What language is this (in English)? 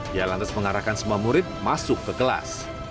Indonesian